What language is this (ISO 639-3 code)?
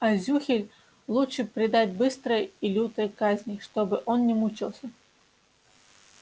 rus